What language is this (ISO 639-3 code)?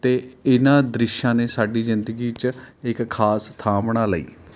pan